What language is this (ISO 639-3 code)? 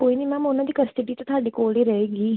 pan